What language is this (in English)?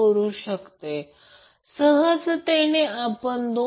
Marathi